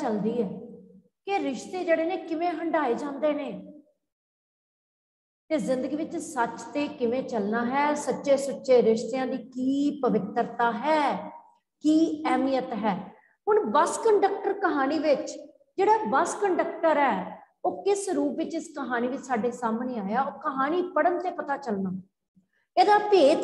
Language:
Hindi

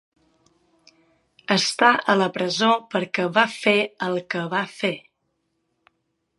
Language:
Catalan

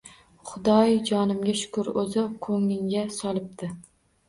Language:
Uzbek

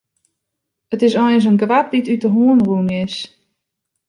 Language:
Western Frisian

